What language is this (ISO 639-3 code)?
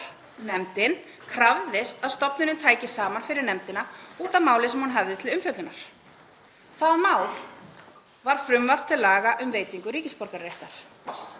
isl